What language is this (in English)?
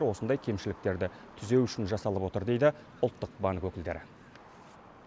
Kazakh